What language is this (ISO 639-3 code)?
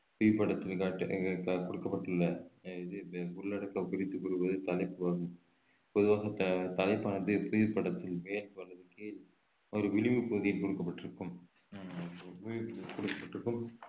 tam